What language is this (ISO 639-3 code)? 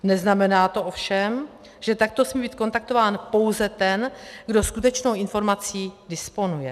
ces